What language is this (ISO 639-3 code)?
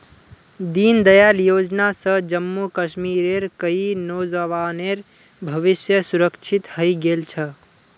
mag